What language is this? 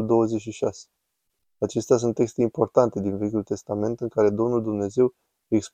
Romanian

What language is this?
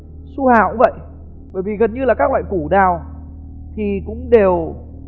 Vietnamese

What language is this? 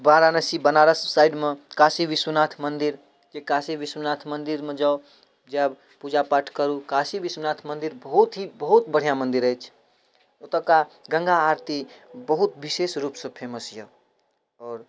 Maithili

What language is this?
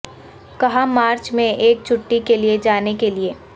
Urdu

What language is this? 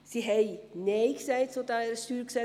Swiss German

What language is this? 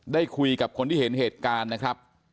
Thai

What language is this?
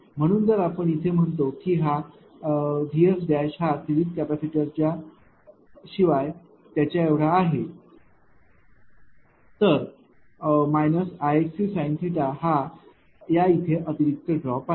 Marathi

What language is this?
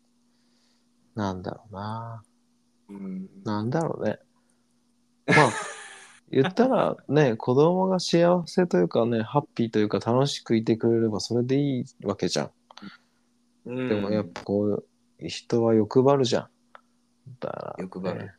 Japanese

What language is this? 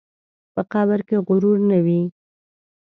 Pashto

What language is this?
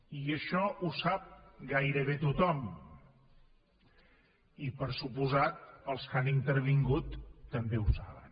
Catalan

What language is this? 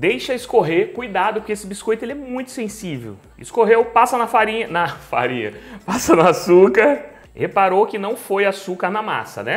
Portuguese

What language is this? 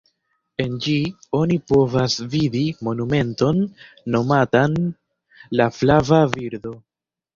Esperanto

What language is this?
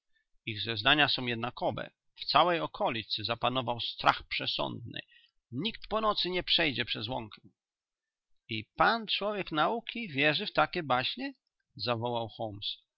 Polish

